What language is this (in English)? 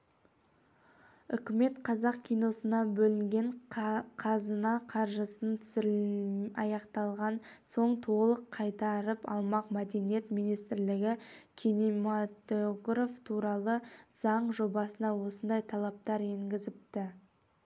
Kazakh